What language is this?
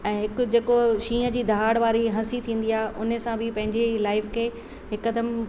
Sindhi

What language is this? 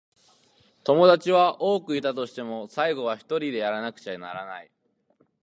Japanese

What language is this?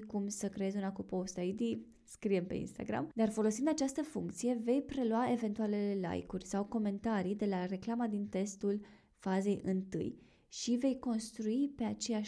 Romanian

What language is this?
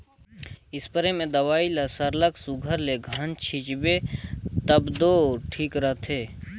Chhattisgarhi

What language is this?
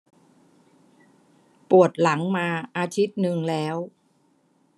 Thai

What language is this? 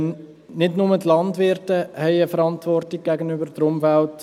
Swiss German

